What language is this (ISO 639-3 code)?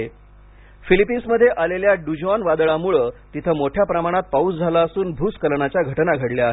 mar